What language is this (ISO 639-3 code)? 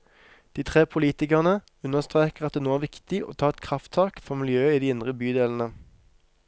nor